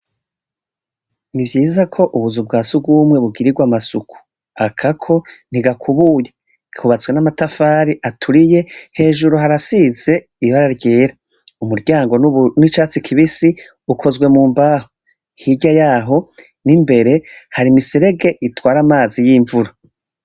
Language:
Rundi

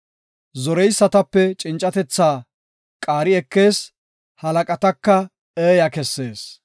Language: Gofa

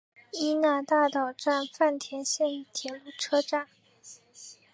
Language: Chinese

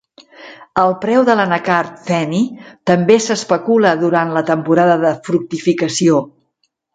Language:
Catalan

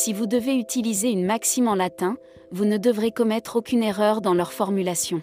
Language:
French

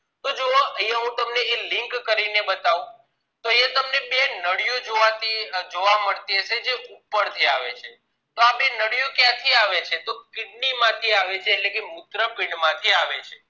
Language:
Gujarati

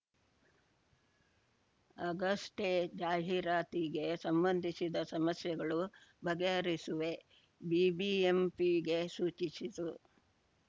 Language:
Kannada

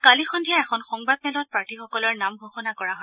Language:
Assamese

